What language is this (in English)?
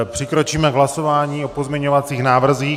Czech